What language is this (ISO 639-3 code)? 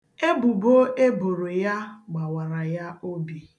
ibo